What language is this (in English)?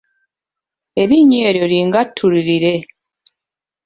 Ganda